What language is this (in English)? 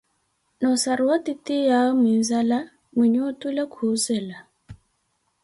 Koti